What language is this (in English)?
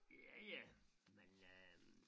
Danish